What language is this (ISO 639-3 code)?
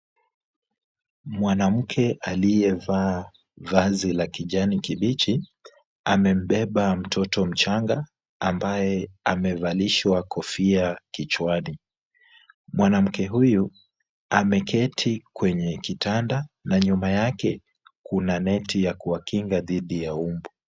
swa